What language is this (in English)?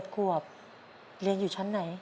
Thai